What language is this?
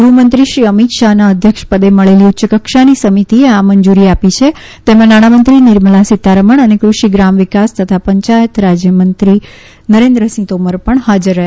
Gujarati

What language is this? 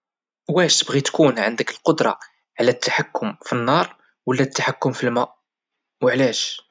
Moroccan Arabic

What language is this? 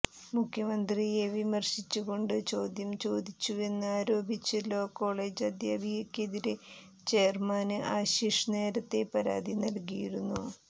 Malayalam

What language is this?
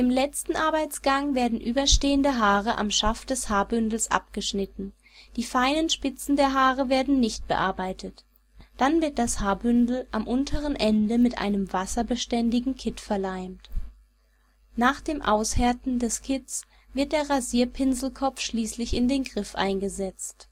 German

